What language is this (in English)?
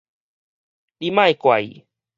Min Nan Chinese